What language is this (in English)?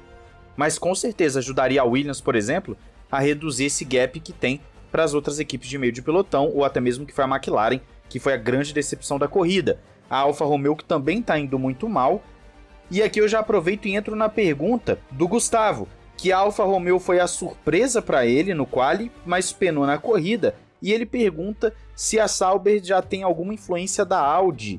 Portuguese